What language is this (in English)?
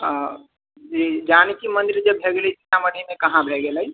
Maithili